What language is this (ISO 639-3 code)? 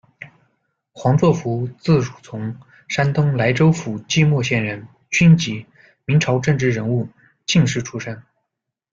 zho